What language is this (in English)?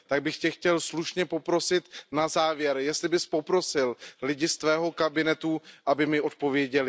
Czech